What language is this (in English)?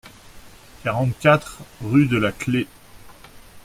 French